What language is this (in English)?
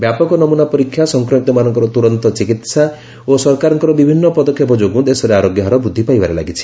Odia